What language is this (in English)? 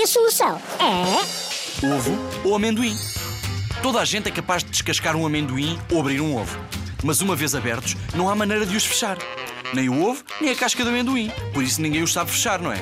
Portuguese